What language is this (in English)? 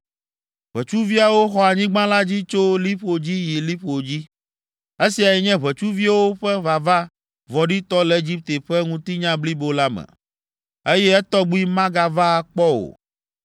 Ewe